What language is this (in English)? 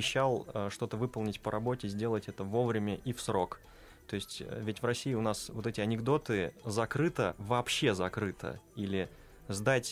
Russian